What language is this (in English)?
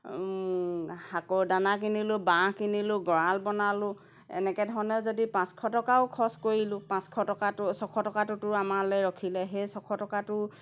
Assamese